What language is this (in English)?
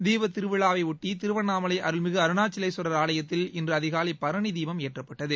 Tamil